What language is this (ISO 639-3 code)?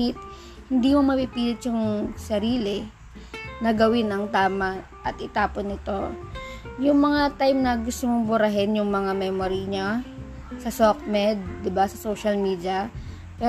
fil